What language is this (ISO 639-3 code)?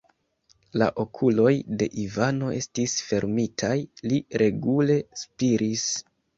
epo